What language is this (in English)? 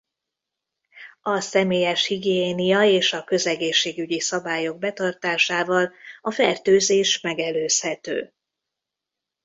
Hungarian